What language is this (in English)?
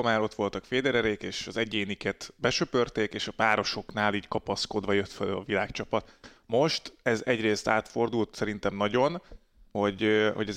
Hungarian